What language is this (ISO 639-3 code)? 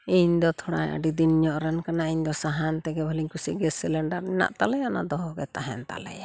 sat